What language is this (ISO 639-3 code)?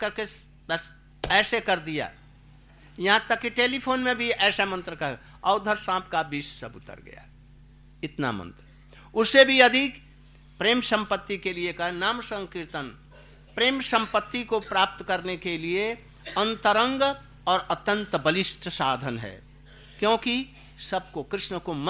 hin